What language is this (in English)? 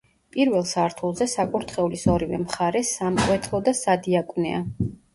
Georgian